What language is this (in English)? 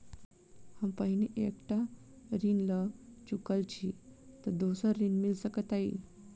Maithili